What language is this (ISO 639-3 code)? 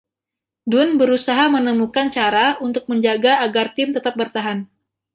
ind